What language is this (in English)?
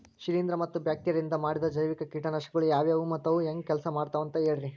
Kannada